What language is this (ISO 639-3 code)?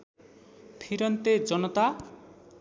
nep